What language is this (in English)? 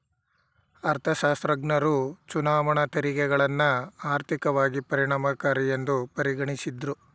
Kannada